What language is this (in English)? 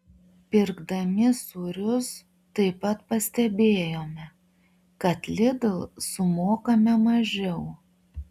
Lithuanian